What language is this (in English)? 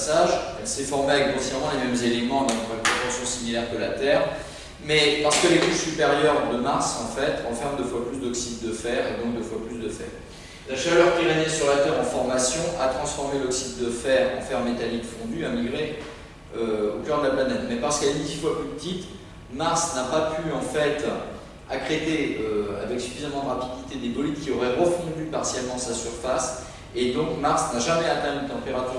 French